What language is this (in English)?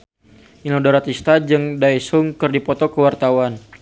Sundanese